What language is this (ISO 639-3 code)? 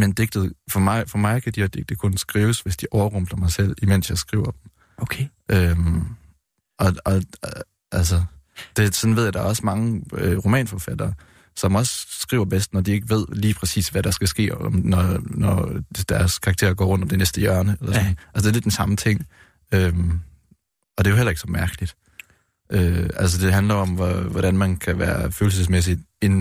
dan